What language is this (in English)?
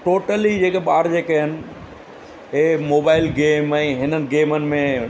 Sindhi